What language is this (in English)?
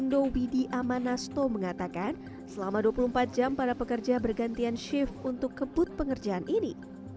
Indonesian